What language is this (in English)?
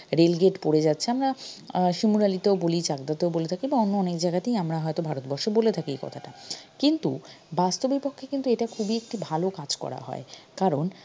Bangla